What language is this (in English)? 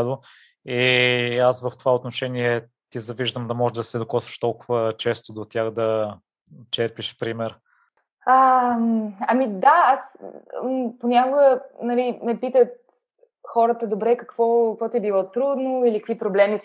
Bulgarian